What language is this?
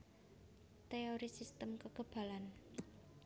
Javanese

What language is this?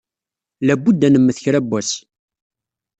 Kabyle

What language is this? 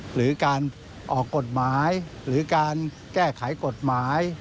Thai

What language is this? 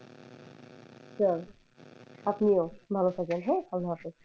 Bangla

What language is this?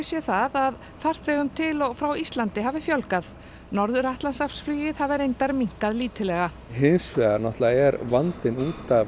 Icelandic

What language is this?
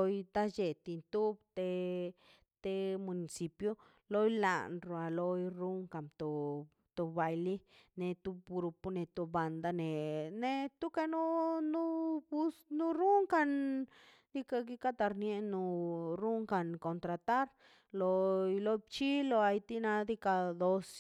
Mazaltepec Zapotec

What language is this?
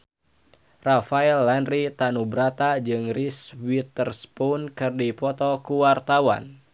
Sundanese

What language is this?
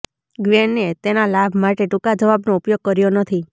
Gujarati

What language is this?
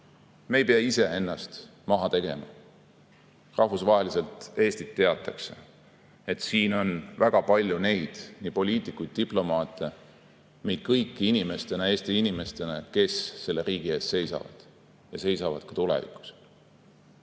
Estonian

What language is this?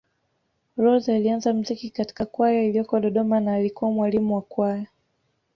Swahili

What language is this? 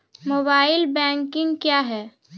Maithili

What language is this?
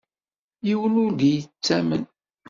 Kabyle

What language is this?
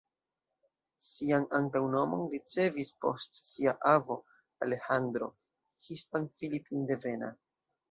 Esperanto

